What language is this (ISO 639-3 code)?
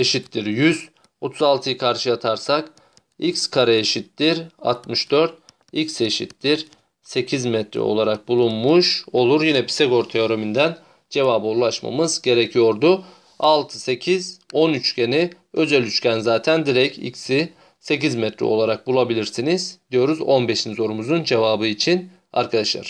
tur